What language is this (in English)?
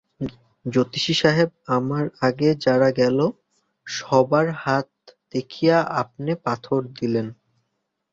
Bangla